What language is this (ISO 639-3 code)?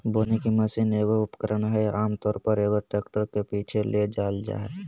mag